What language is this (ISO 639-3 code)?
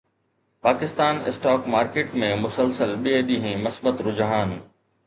snd